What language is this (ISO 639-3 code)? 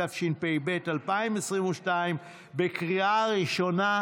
heb